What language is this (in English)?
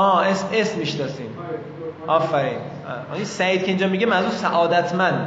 Persian